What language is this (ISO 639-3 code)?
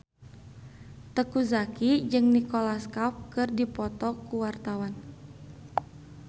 sun